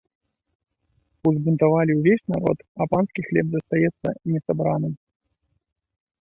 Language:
Belarusian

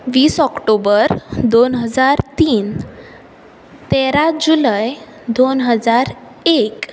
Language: Konkani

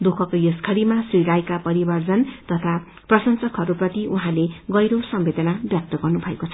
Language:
Nepali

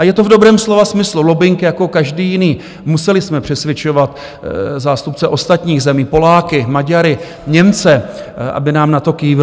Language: Czech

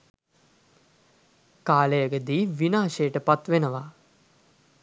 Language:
Sinhala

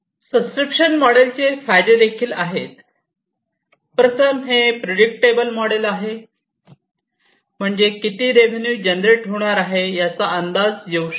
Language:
Marathi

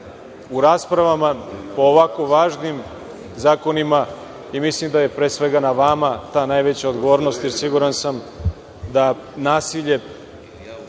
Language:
Serbian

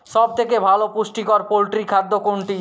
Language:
Bangla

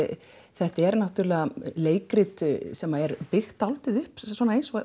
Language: Icelandic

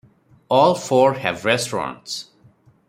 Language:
English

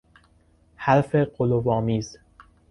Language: Persian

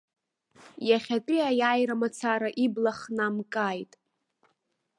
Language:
Abkhazian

